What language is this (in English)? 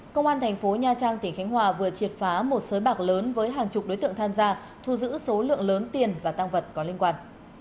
Vietnamese